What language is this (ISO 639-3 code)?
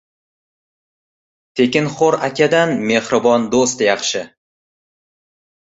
uzb